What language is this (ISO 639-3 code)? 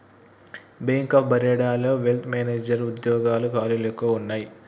tel